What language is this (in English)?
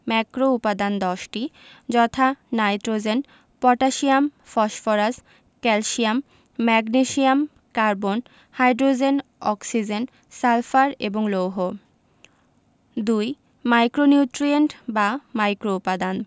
Bangla